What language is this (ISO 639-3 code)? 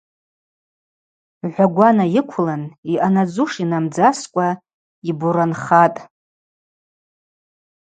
abq